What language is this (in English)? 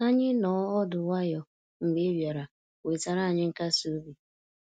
Igbo